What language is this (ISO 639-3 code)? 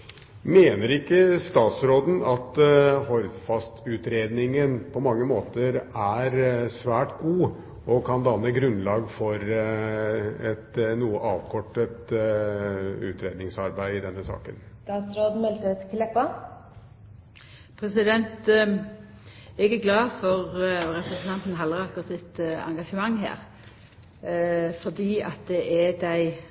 nor